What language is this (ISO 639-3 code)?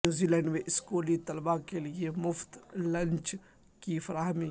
urd